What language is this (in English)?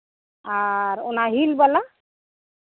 Santali